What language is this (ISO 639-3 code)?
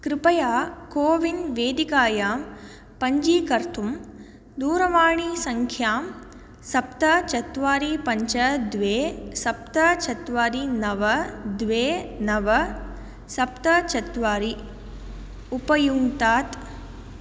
san